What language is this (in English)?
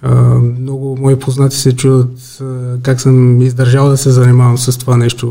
Bulgarian